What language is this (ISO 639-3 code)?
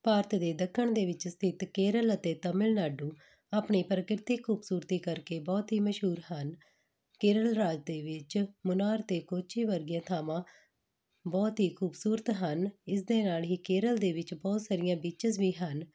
pan